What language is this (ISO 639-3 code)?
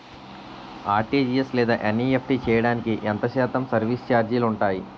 tel